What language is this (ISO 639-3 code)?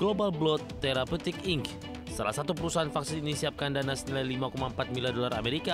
ind